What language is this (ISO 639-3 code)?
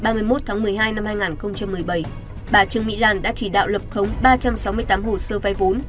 vie